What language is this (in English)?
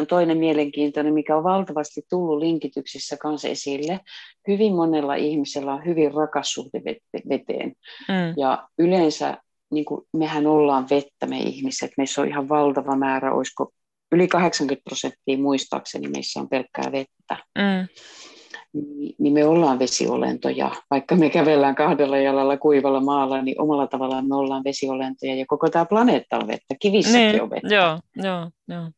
Finnish